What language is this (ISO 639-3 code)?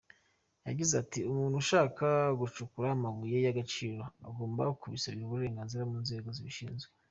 kin